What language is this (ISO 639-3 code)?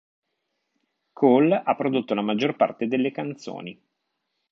ita